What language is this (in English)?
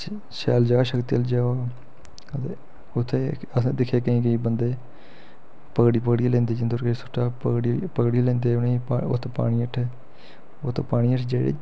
Dogri